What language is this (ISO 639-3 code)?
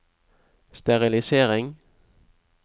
nor